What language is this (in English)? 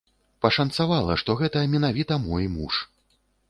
Belarusian